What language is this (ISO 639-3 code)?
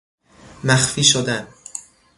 fas